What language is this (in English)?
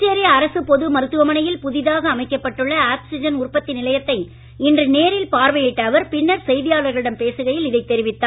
Tamil